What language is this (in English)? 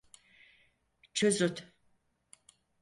Turkish